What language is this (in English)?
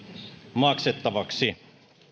Finnish